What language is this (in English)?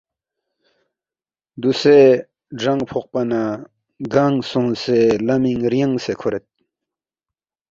Balti